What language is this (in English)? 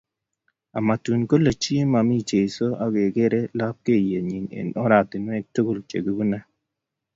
Kalenjin